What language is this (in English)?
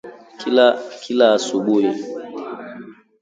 Swahili